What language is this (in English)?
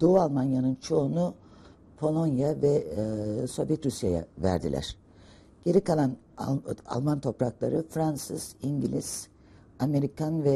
Turkish